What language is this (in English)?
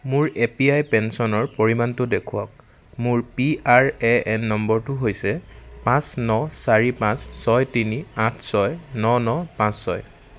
Assamese